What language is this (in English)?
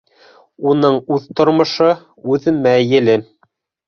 Bashkir